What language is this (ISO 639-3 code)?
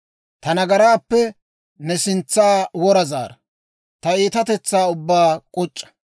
dwr